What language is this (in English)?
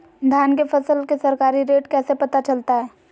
Magahi